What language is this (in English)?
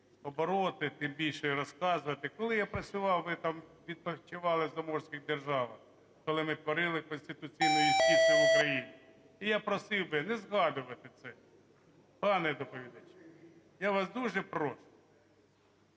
Ukrainian